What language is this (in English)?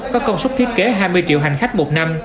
Vietnamese